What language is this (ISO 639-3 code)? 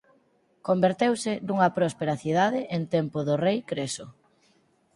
glg